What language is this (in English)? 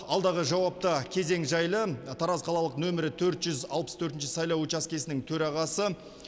Kazakh